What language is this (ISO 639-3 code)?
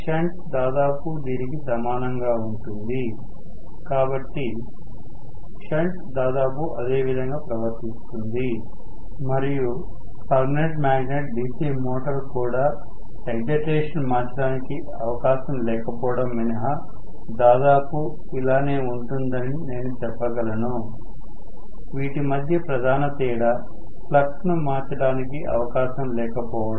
tel